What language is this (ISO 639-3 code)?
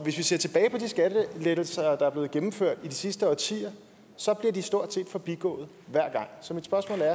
dan